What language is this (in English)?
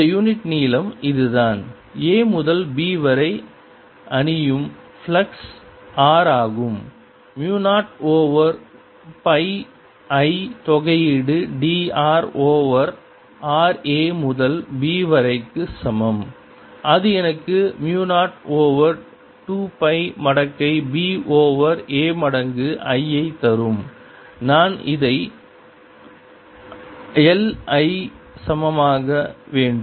Tamil